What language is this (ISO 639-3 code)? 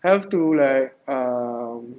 eng